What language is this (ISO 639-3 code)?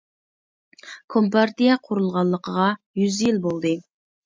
uig